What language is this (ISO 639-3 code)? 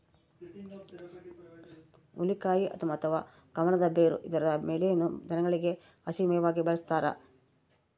kan